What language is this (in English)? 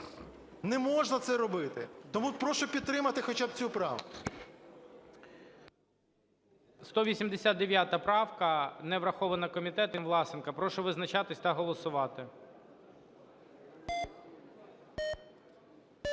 Ukrainian